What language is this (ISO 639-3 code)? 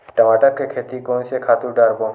hne